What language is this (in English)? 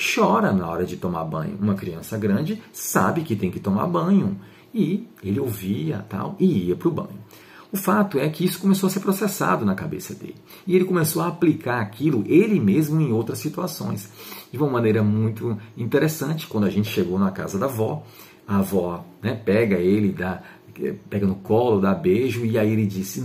Portuguese